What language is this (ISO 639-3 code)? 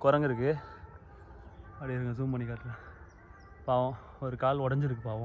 tam